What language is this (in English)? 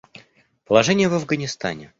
Russian